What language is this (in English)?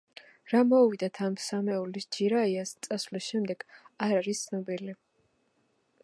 Georgian